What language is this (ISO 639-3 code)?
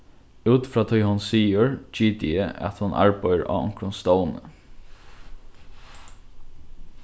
fao